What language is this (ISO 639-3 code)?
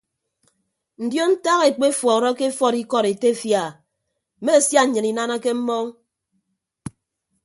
ibb